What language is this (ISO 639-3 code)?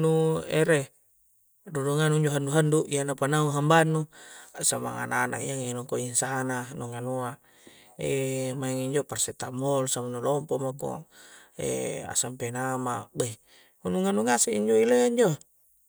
kjc